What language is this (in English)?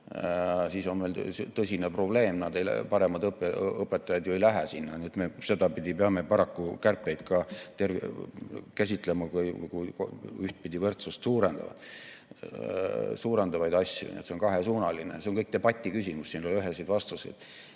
Estonian